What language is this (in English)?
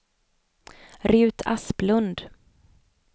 Swedish